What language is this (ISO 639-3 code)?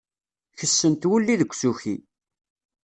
kab